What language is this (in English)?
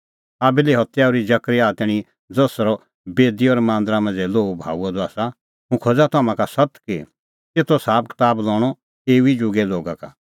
Kullu Pahari